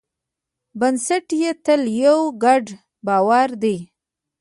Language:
Pashto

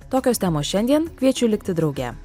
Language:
Lithuanian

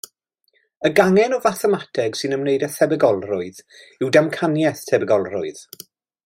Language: Welsh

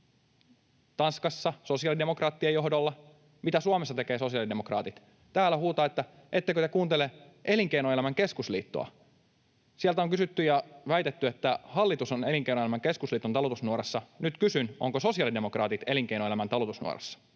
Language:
Finnish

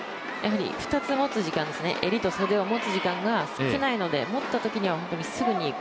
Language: Japanese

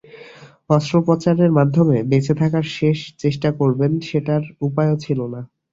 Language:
Bangla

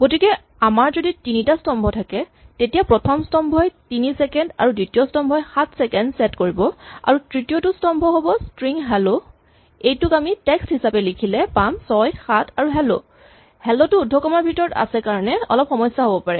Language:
Assamese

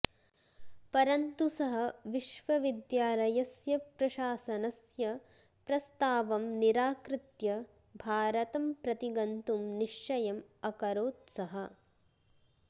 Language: Sanskrit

